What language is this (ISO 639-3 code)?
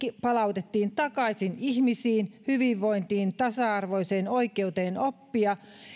fin